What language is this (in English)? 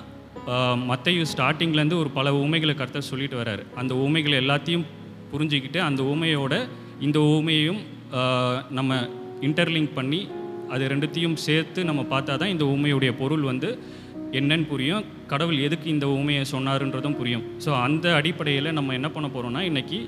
Romanian